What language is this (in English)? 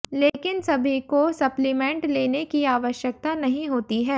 Hindi